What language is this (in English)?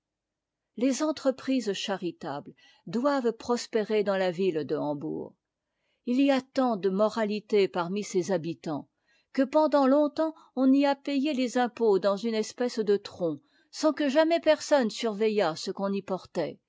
French